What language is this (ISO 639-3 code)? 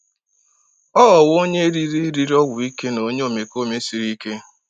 ibo